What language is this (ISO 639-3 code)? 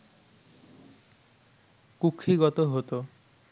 ben